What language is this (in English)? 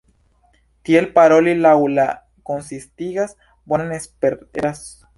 Esperanto